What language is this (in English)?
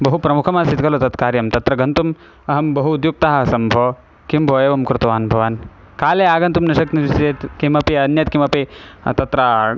Sanskrit